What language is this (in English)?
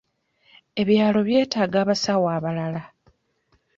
Ganda